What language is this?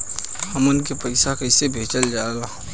Bhojpuri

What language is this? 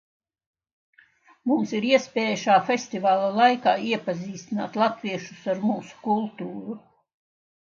Latvian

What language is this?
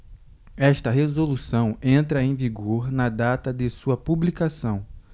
Portuguese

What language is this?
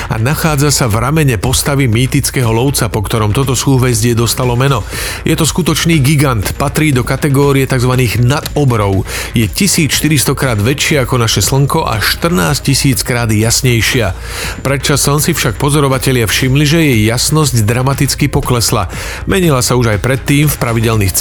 Slovak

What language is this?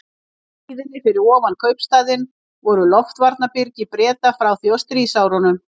Icelandic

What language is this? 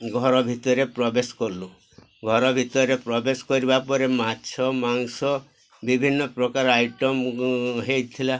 Odia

